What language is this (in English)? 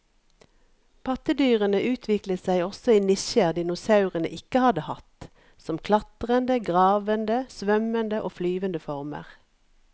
Norwegian